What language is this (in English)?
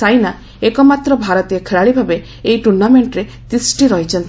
Odia